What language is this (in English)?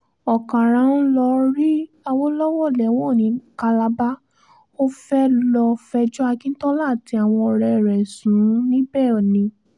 Yoruba